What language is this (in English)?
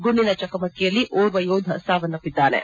Kannada